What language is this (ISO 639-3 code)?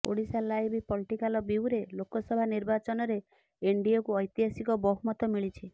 ori